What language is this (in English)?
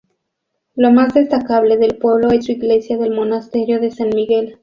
Spanish